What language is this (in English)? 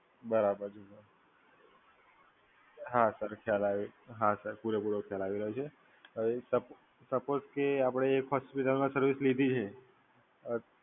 Gujarati